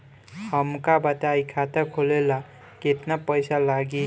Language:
Bhojpuri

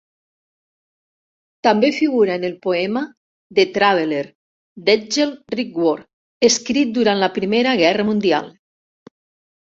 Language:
Catalan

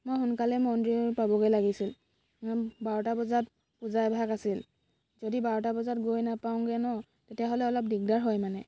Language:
Assamese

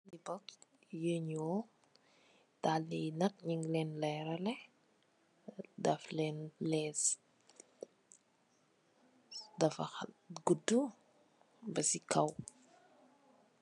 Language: Wolof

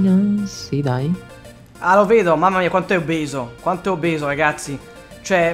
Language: Italian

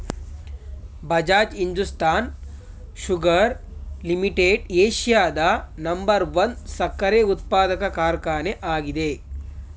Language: Kannada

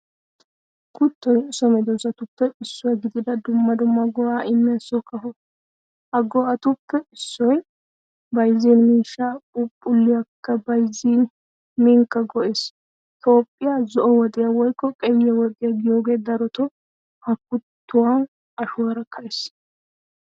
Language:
Wolaytta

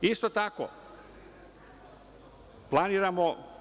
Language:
Serbian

